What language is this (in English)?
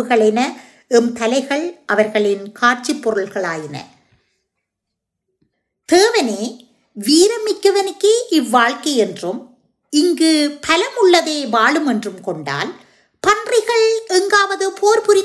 Tamil